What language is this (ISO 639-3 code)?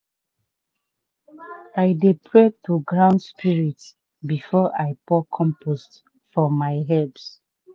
pcm